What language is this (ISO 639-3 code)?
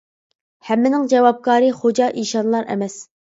uig